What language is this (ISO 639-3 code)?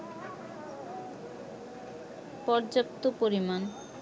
ben